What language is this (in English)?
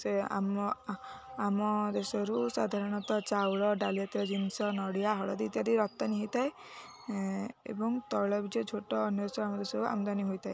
Odia